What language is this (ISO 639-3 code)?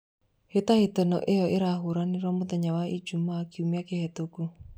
kik